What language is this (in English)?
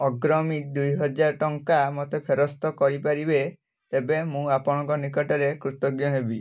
Odia